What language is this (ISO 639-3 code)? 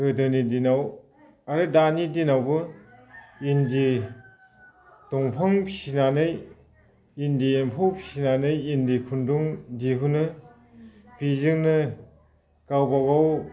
brx